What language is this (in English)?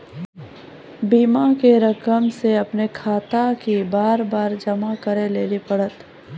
Maithili